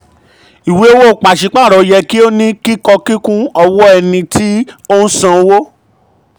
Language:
Yoruba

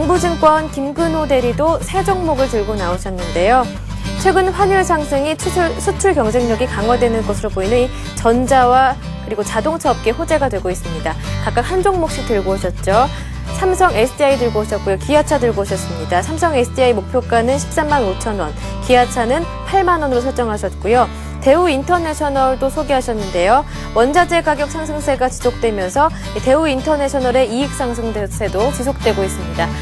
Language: Korean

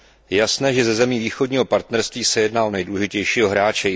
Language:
Czech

